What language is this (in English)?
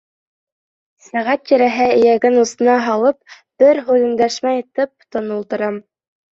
Bashkir